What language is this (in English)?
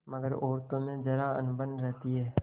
Hindi